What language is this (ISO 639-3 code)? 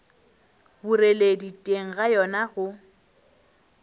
nso